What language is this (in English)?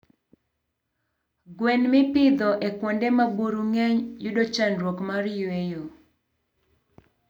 Luo (Kenya and Tanzania)